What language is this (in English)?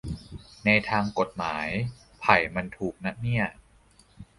Thai